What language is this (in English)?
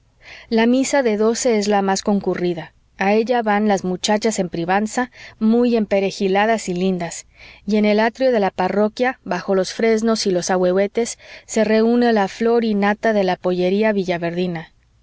Spanish